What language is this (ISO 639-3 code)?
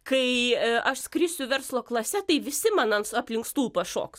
lit